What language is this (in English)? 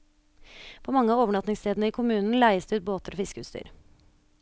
Norwegian